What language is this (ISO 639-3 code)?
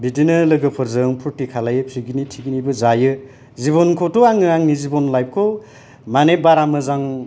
brx